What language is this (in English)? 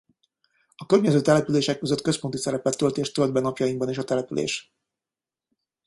Hungarian